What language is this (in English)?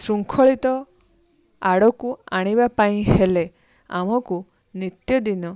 Odia